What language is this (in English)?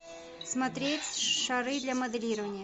Russian